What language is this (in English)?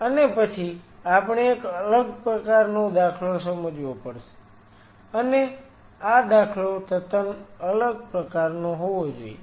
Gujarati